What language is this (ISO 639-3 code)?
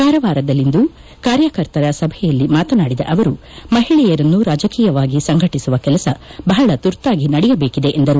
kan